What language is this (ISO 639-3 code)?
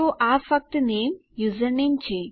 guj